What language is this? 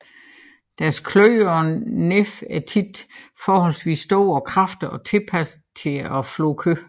Danish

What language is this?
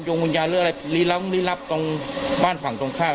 Thai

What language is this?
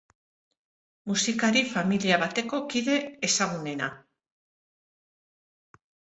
Basque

